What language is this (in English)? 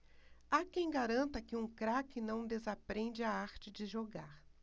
Portuguese